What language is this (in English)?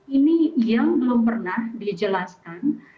Indonesian